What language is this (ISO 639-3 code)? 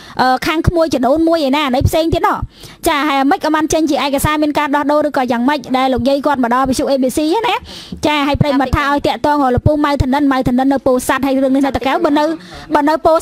vie